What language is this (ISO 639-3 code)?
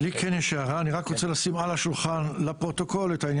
heb